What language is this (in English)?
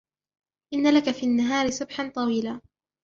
Arabic